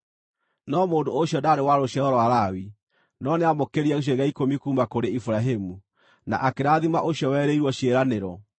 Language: Kikuyu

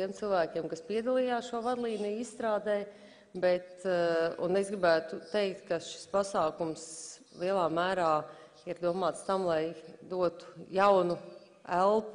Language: Latvian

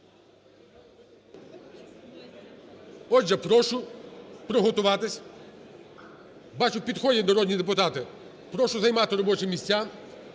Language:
Ukrainian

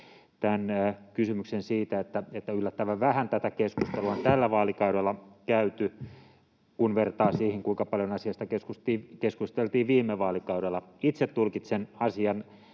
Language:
Finnish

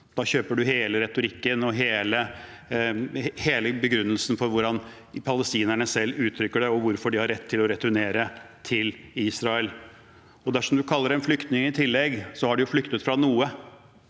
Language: Norwegian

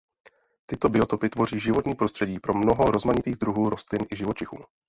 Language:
Czech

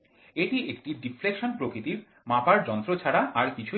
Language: Bangla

